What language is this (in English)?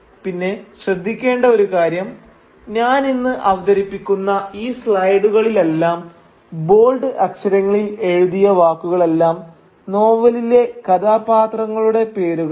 Malayalam